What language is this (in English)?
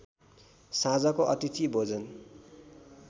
Nepali